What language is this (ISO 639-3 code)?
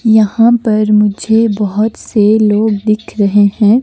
hin